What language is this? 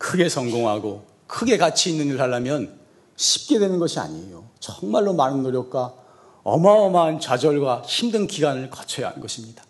Korean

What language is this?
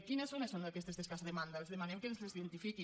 Catalan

